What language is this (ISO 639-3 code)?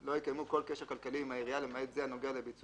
heb